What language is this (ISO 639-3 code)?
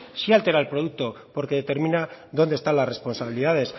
spa